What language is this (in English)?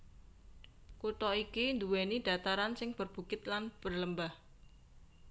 Javanese